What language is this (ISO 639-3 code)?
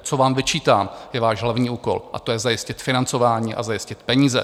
ces